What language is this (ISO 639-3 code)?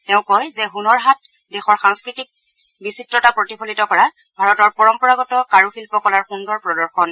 asm